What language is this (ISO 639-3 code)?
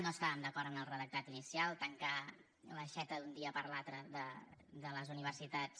cat